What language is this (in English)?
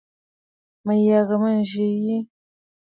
Bafut